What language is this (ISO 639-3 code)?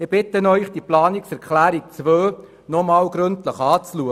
gsw